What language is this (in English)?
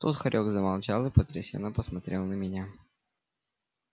Russian